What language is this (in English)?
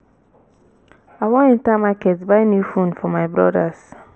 Nigerian Pidgin